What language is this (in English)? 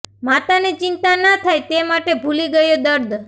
Gujarati